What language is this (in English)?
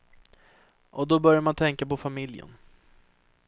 Swedish